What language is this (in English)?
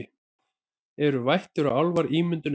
Icelandic